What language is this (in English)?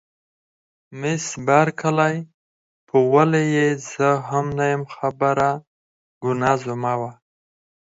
Pashto